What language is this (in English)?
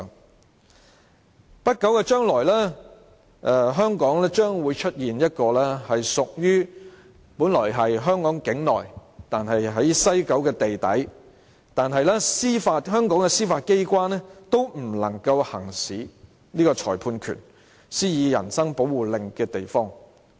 Cantonese